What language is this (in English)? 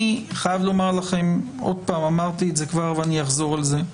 Hebrew